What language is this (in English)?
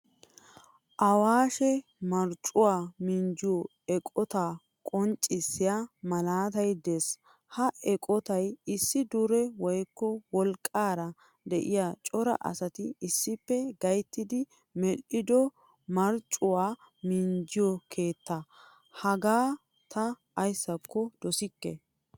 Wolaytta